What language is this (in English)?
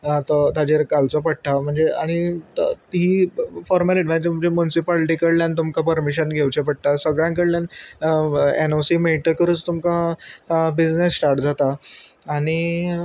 Konkani